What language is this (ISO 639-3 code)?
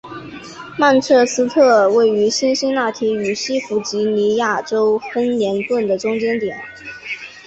zho